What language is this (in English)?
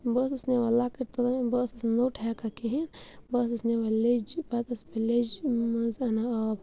Kashmiri